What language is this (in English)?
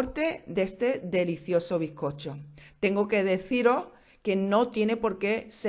Spanish